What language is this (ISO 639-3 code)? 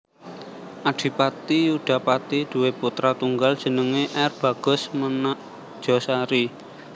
jav